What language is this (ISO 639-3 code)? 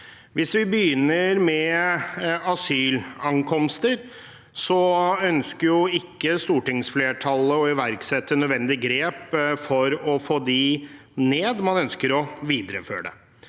nor